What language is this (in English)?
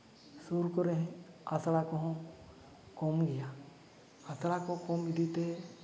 Santali